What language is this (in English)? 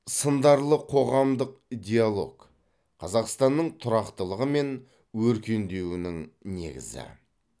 Kazakh